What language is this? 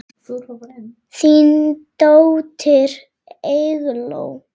Icelandic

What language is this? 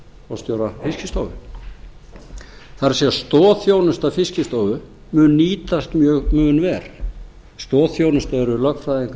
Icelandic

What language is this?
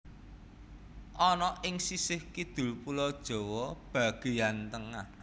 Javanese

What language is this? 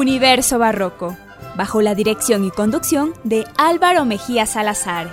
Spanish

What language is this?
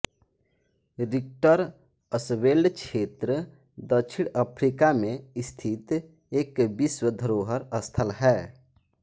Hindi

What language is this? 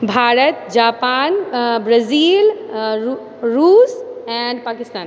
Maithili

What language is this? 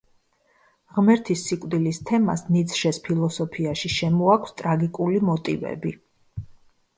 Georgian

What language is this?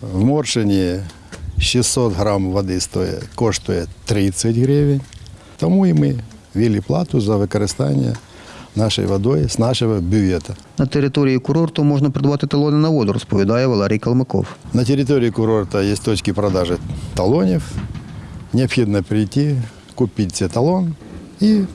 Ukrainian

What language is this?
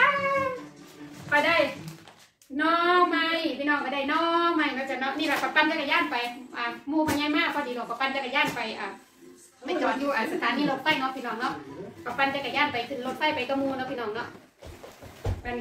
Thai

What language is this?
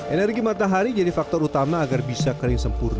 Indonesian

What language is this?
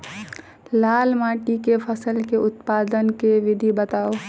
Maithili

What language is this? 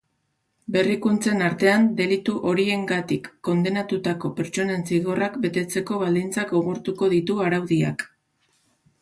Basque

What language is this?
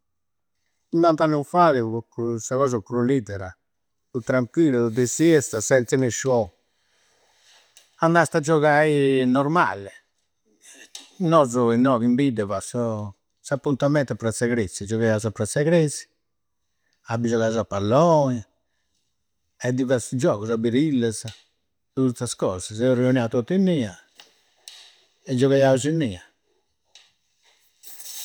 Campidanese Sardinian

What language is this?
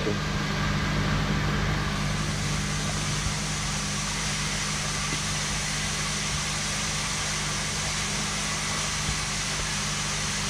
Polish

